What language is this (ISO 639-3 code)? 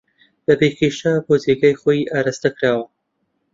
ckb